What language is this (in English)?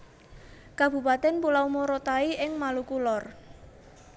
Javanese